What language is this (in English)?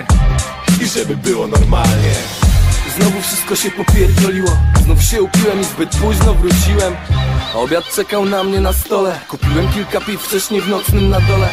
Polish